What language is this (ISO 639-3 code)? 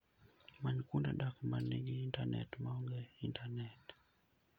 luo